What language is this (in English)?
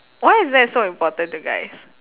English